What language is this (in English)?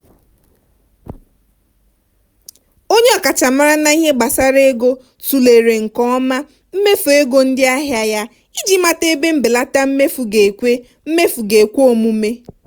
Igbo